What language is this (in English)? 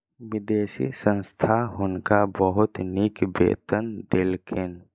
Maithili